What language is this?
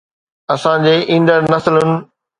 Sindhi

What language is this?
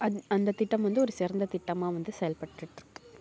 Tamil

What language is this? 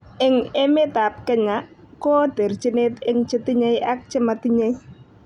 Kalenjin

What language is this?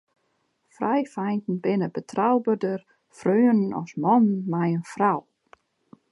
Western Frisian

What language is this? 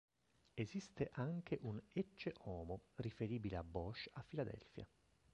Italian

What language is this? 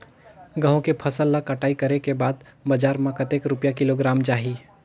Chhattisgarhi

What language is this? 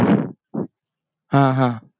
Marathi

